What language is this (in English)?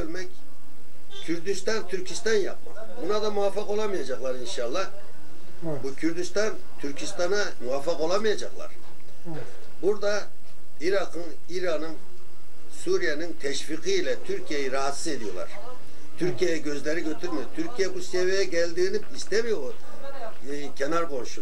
Turkish